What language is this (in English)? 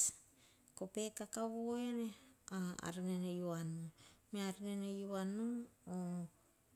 Hahon